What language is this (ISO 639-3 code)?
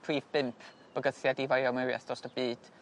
cym